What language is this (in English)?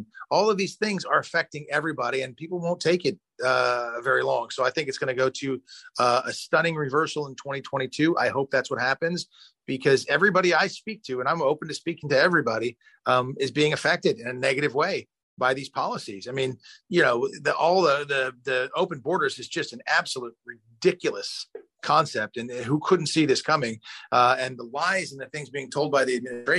English